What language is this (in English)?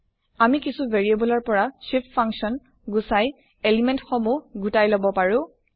Assamese